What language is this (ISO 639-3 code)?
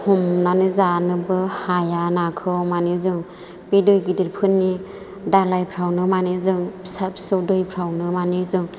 brx